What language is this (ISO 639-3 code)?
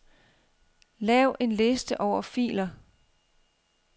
dan